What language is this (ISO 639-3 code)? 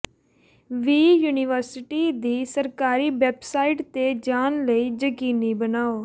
pan